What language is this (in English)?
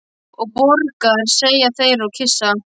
Icelandic